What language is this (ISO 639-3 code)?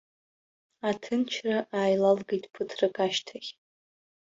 abk